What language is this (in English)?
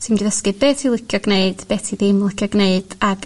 Welsh